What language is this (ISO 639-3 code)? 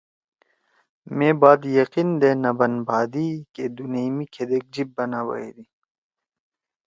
trw